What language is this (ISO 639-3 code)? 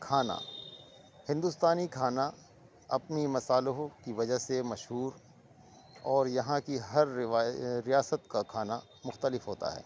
urd